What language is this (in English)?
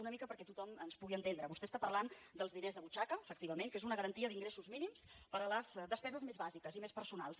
Catalan